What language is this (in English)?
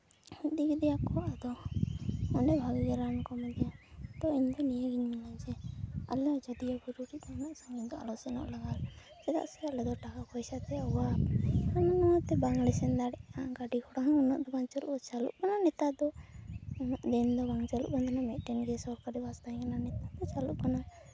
Santali